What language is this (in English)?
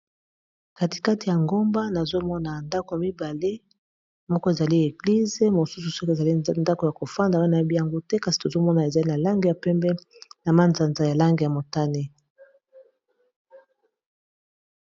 Lingala